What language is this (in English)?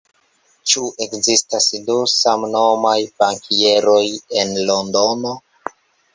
Esperanto